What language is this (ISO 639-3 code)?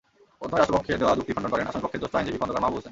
ben